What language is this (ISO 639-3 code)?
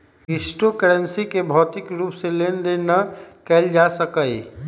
mag